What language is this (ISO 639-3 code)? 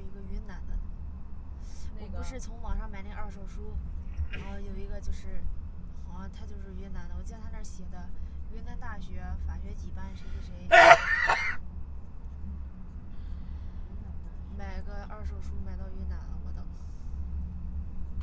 zho